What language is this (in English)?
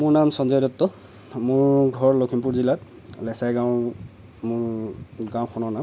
Assamese